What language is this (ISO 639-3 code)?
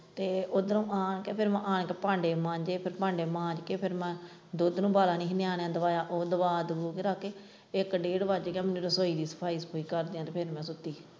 pan